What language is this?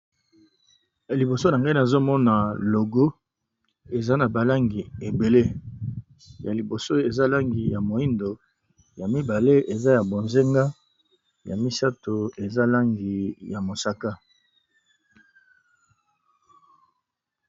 Lingala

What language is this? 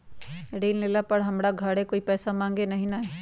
Magahi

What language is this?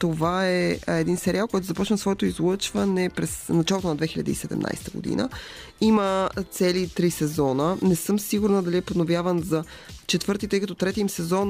Bulgarian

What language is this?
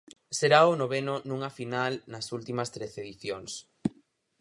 Galician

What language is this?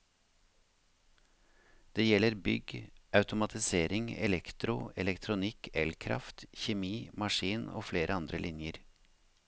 Norwegian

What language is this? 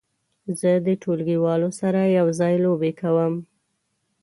Pashto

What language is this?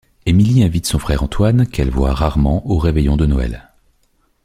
French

